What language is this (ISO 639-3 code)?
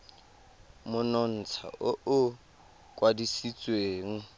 tsn